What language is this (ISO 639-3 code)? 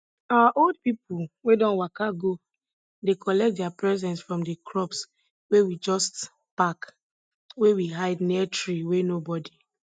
pcm